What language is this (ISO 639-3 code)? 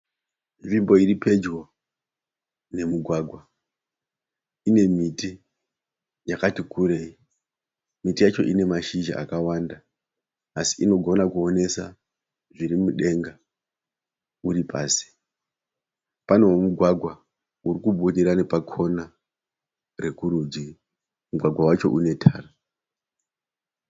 sna